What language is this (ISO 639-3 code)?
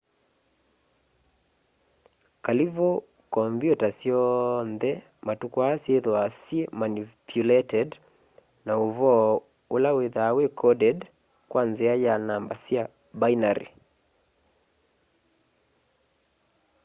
kam